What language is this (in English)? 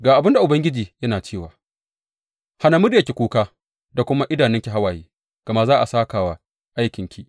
Hausa